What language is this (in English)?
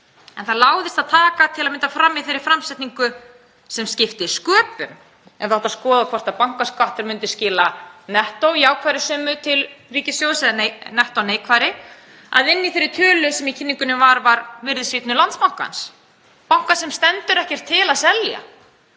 Icelandic